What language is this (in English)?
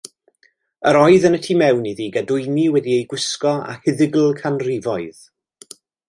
Welsh